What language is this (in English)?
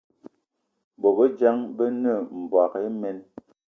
Eton (Cameroon)